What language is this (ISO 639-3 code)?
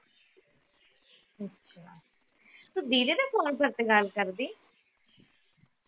pan